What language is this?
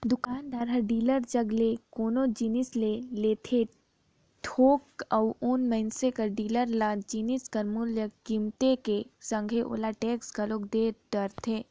Chhattisgarhi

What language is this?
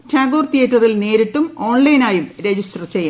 Malayalam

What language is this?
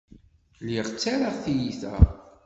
Kabyle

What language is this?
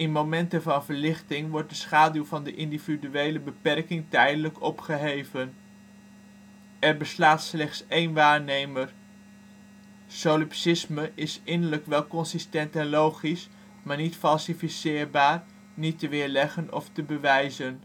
Dutch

